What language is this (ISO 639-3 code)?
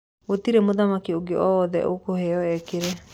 kik